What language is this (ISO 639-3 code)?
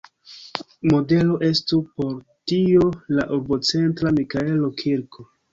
epo